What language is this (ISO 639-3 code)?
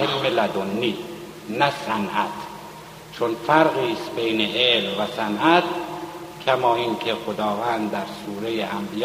fas